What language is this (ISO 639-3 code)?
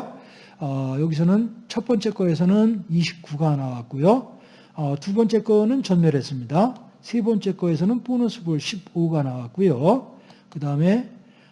kor